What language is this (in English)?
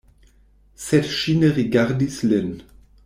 Esperanto